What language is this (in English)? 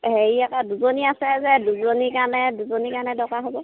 Assamese